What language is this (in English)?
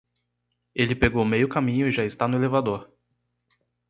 Portuguese